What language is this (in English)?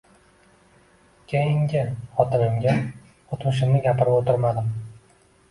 Uzbek